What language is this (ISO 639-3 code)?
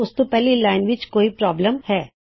pan